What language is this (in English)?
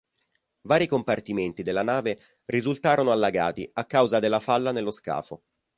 Italian